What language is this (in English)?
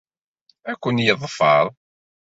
Kabyle